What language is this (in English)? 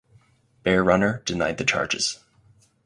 English